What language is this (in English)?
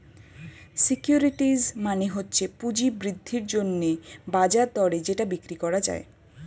Bangla